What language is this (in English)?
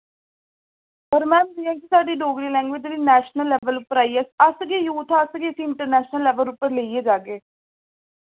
Dogri